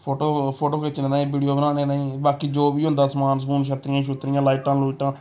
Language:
Dogri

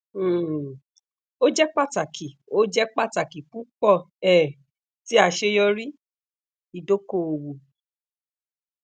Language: Yoruba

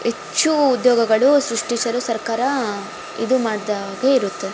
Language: Kannada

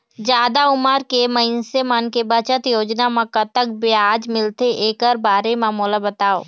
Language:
Chhattisgarhi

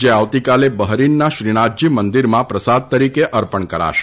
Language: Gujarati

